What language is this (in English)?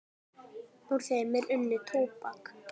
Icelandic